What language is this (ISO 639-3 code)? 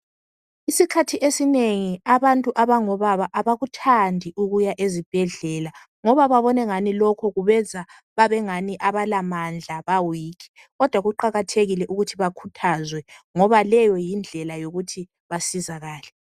nde